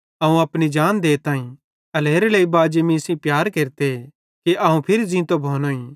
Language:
Bhadrawahi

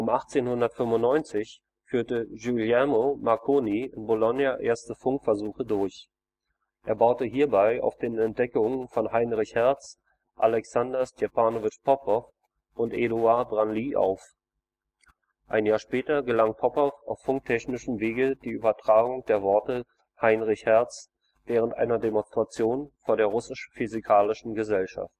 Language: German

